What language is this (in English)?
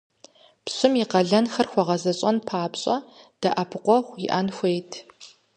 Kabardian